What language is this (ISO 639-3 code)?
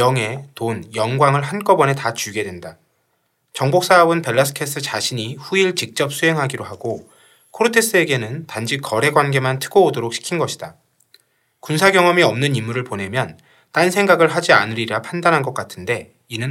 kor